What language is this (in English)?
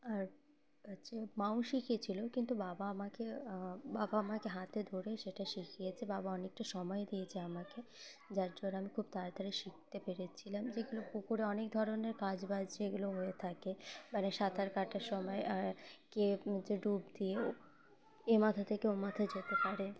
Bangla